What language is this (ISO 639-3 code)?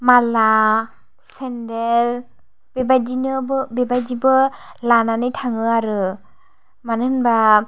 brx